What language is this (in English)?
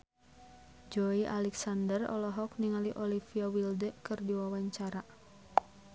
Sundanese